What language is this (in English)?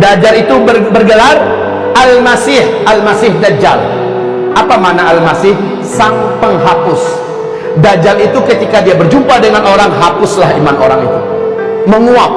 Indonesian